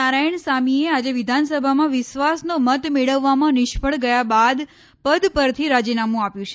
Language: Gujarati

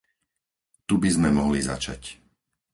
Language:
Slovak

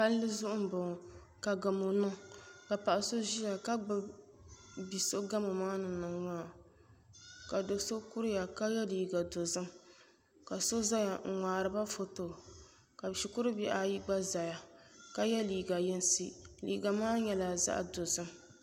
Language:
Dagbani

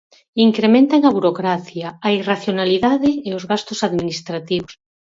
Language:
Galician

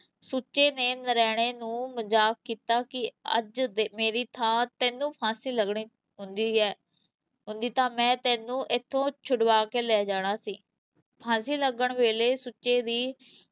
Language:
Punjabi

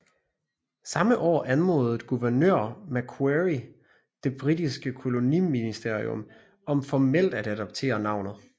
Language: Danish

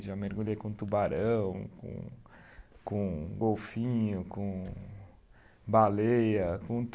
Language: Portuguese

